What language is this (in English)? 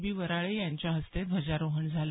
Marathi